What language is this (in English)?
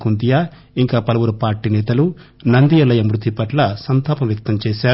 Telugu